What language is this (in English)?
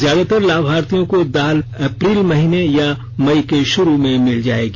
Hindi